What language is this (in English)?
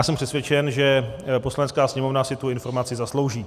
Czech